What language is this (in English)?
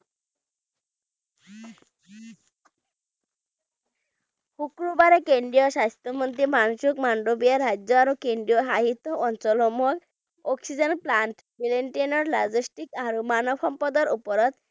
Bangla